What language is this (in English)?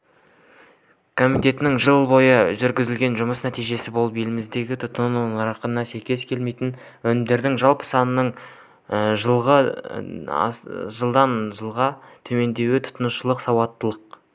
Kazakh